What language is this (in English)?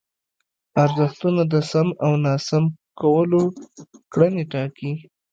Pashto